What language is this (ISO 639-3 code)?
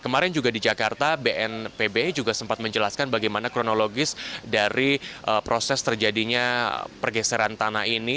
ind